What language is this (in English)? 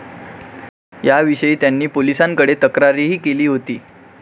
Marathi